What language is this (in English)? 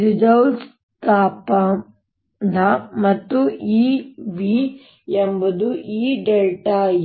Kannada